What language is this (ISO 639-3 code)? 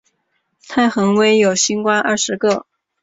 zho